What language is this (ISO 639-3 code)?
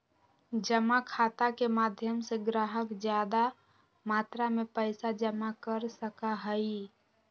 mag